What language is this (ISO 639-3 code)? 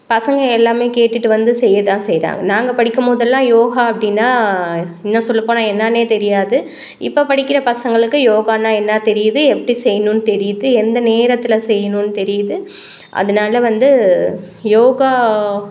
tam